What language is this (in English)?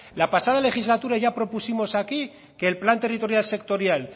Spanish